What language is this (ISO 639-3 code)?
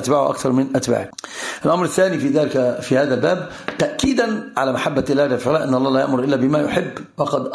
ara